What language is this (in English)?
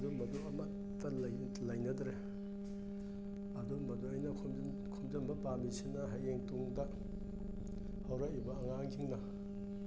Manipuri